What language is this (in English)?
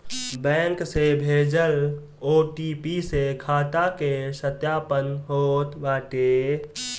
Bhojpuri